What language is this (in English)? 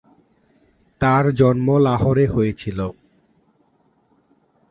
Bangla